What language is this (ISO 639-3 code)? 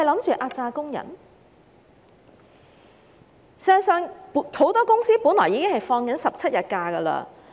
yue